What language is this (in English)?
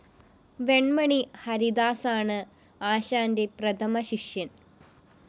Malayalam